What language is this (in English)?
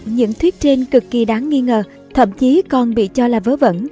Vietnamese